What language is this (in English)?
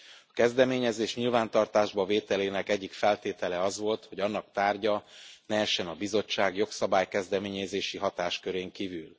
Hungarian